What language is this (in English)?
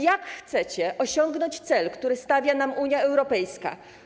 Polish